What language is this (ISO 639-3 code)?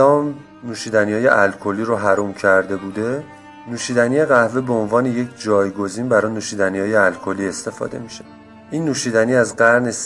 fas